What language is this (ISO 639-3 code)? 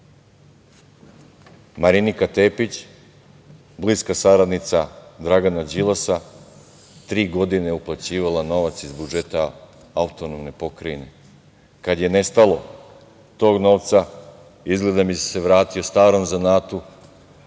srp